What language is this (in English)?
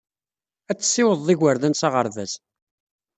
Kabyle